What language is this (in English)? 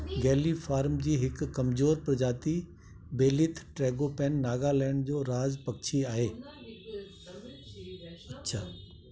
Sindhi